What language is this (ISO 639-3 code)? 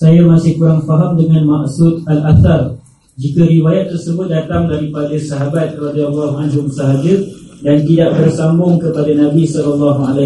msa